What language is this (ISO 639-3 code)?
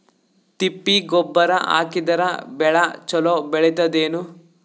kan